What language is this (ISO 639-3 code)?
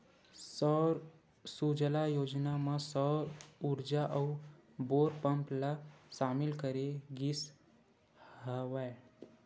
hne